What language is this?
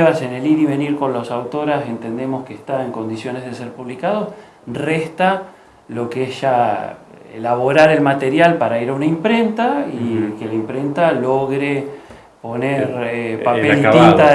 Spanish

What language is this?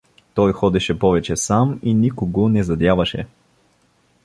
Bulgarian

